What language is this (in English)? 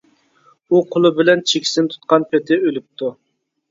Uyghur